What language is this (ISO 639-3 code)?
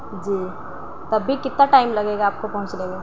urd